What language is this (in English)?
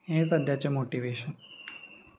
Konkani